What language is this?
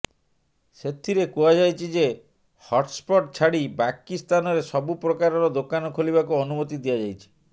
Odia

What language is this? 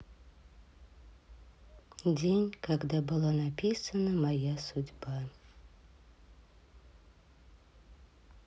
Russian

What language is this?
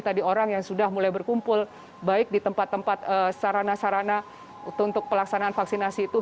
Indonesian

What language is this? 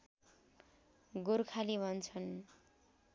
Nepali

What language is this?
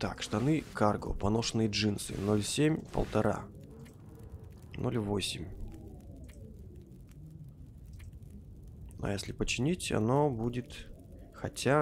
Russian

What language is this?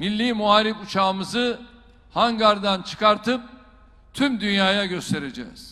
Turkish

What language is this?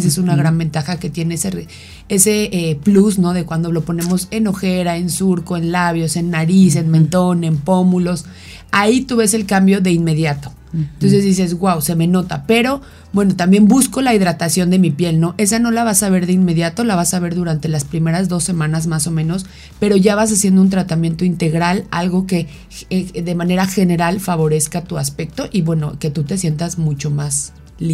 Spanish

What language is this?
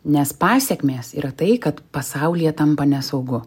Lithuanian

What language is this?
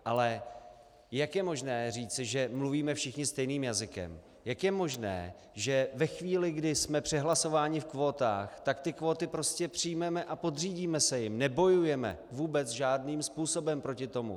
Czech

